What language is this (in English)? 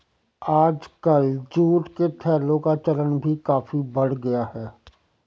Hindi